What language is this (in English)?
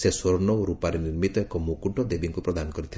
Odia